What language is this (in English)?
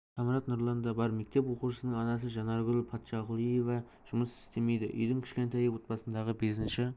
Kazakh